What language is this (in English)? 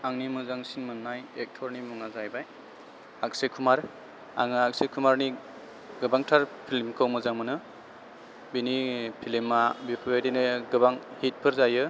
Bodo